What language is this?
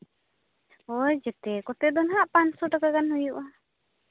Santali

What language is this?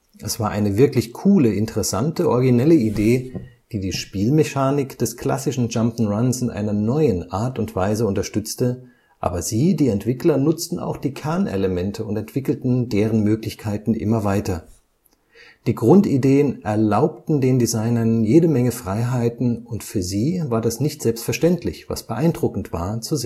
German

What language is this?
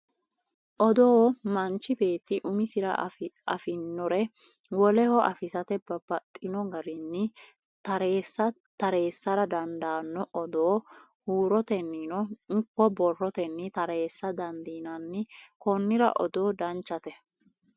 Sidamo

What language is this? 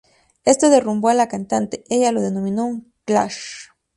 Spanish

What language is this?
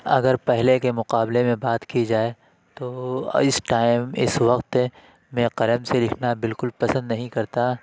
Urdu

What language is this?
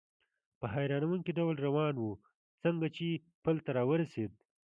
Pashto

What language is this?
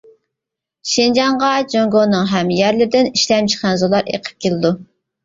Uyghur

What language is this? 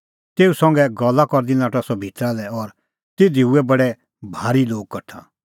Kullu Pahari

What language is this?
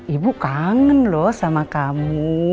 Indonesian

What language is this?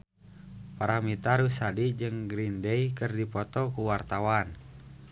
Sundanese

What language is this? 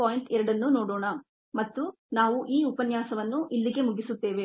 Kannada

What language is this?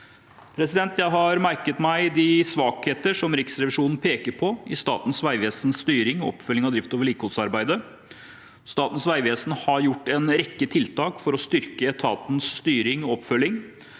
Norwegian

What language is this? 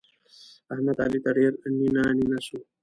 Pashto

